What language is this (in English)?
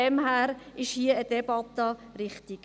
Swiss German